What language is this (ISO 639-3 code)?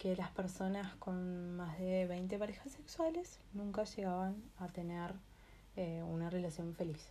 spa